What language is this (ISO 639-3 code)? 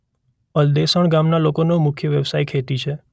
guj